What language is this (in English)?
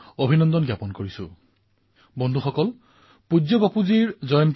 Assamese